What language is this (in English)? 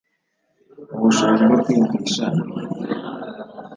Kinyarwanda